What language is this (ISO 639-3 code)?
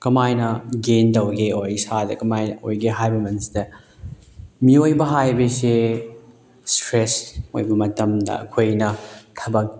mni